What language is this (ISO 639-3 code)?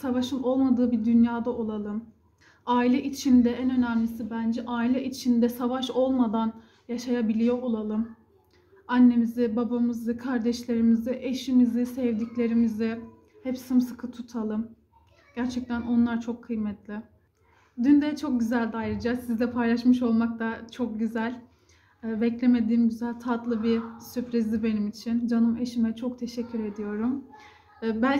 tur